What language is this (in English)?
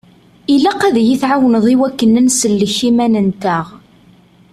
Kabyle